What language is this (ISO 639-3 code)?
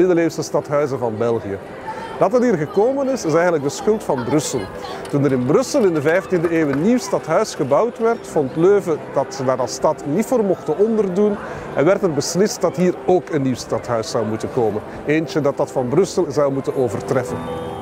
nld